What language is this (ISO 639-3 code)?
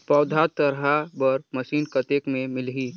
hne